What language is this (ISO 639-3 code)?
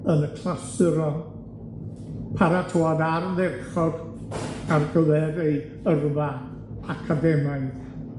cym